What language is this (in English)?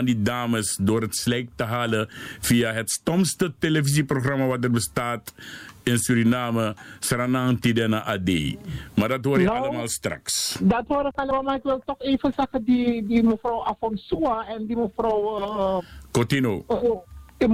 Dutch